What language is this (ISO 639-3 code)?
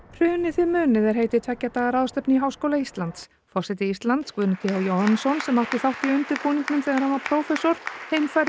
isl